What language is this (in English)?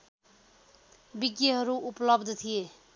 Nepali